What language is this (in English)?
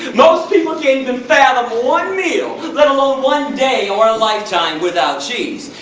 English